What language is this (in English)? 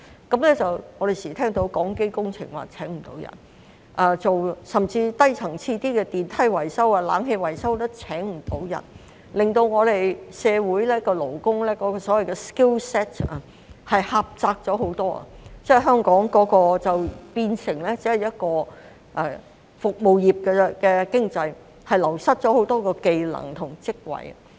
Cantonese